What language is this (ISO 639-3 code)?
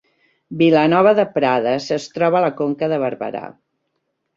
cat